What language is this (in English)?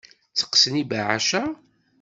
Kabyle